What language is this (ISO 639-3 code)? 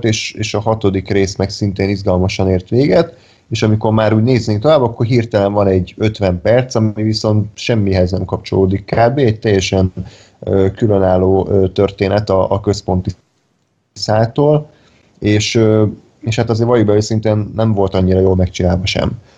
hun